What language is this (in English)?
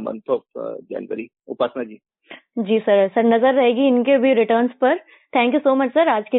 Hindi